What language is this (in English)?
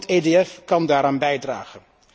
Dutch